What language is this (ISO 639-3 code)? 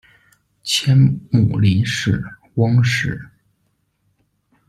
zho